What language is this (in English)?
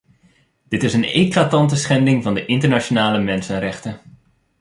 Dutch